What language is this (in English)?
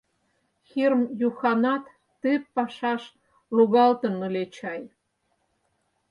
Mari